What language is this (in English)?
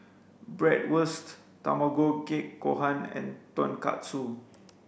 English